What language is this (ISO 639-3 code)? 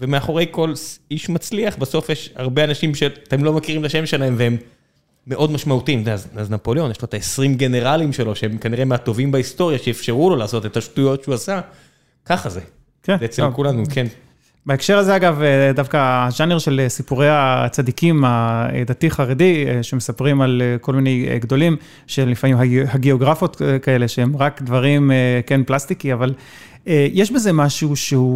heb